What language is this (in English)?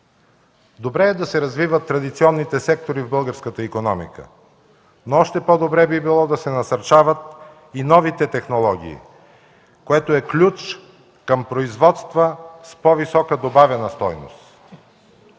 Bulgarian